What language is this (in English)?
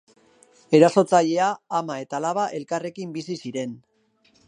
Basque